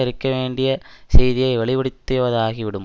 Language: Tamil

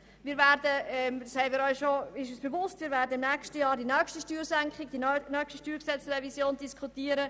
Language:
Swiss German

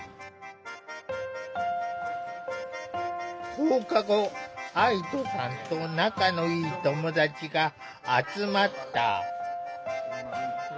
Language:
Japanese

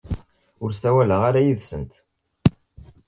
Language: Kabyle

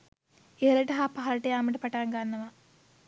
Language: Sinhala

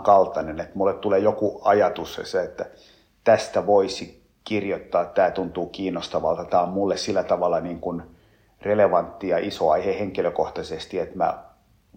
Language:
Finnish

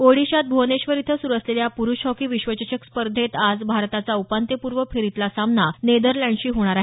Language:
Marathi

